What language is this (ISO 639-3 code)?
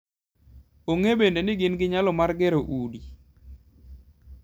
luo